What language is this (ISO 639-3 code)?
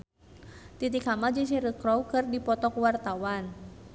sun